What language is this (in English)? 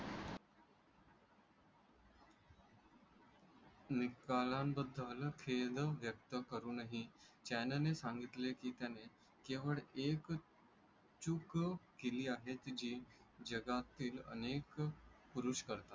Marathi